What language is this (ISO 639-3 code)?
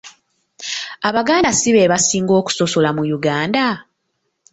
lug